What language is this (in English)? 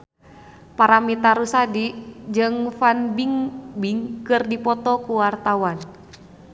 Sundanese